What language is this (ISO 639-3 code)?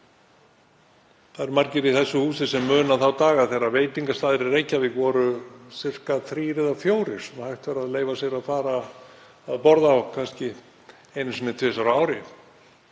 isl